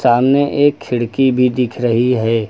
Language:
Hindi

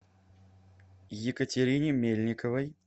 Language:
Russian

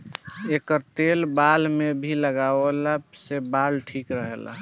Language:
Bhojpuri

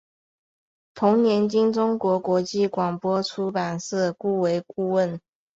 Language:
Chinese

